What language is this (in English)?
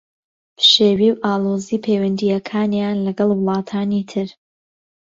Central Kurdish